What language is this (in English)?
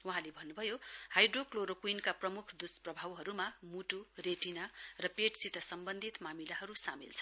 Nepali